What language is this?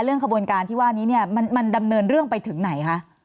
Thai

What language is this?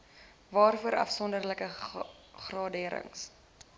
Afrikaans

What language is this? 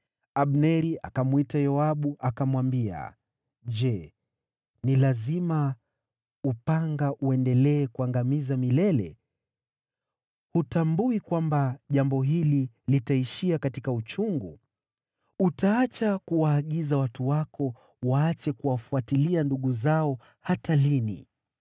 Swahili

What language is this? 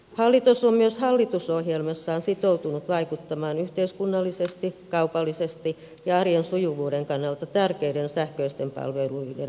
Finnish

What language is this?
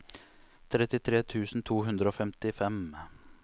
Norwegian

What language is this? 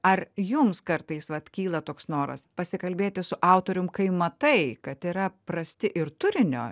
Lithuanian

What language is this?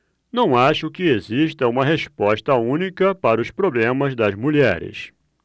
Portuguese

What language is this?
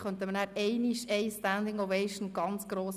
Swiss German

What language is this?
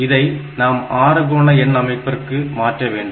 Tamil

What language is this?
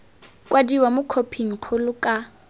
Tswana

